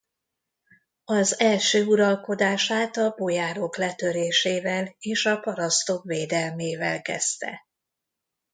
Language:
Hungarian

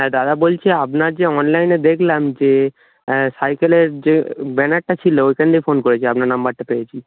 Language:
Bangla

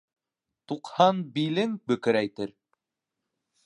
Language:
Bashkir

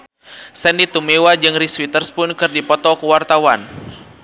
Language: Sundanese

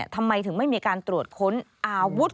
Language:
Thai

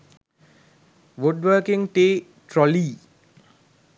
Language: Sinhala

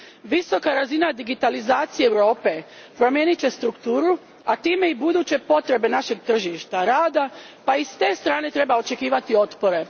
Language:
Croatian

